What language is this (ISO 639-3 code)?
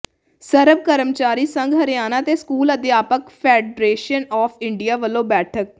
pan